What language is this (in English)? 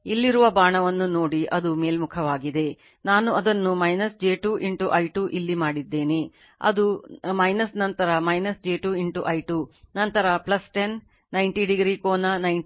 Kannada